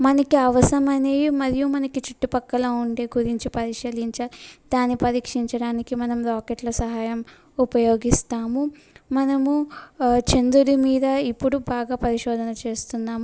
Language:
Telugu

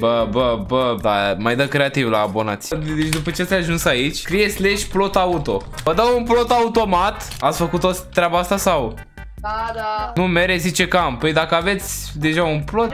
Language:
Romanian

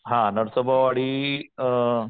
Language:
Marathi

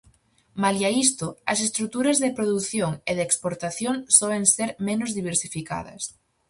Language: Galician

